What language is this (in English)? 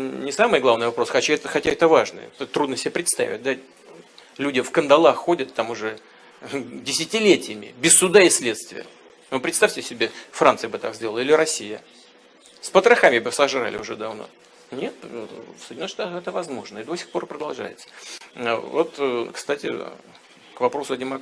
Russian